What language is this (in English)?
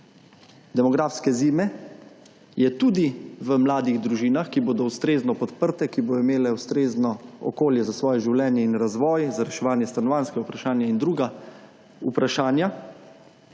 Slovenian